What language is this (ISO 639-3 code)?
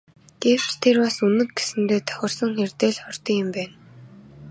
mon